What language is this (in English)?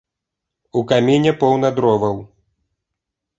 Belarusian